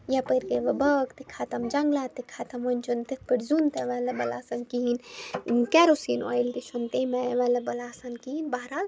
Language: Kashmiri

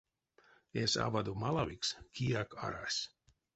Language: Erzya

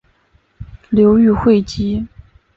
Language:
Chinese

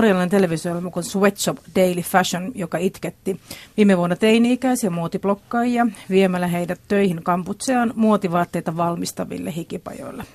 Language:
Finnish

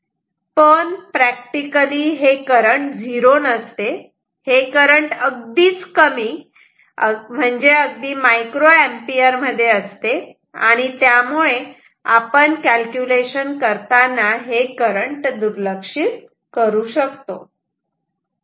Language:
Marathi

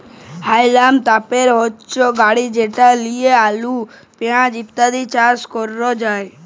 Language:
Bangla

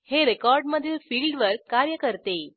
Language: Marathi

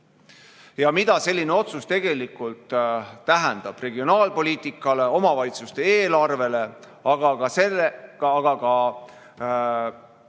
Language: Estonian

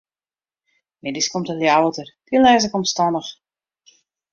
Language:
Western Frisian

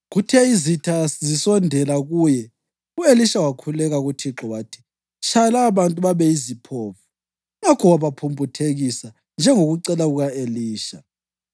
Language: North Ndebele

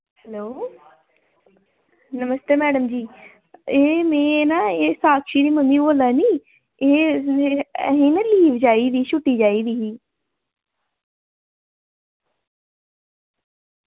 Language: Dogri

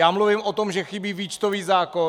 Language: Czech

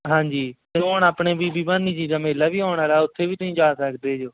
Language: Punjabi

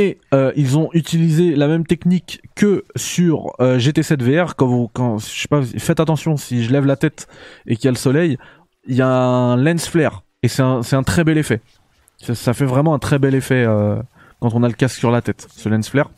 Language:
French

